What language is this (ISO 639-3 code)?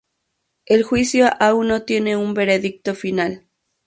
spa